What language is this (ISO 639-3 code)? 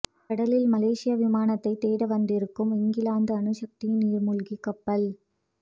tam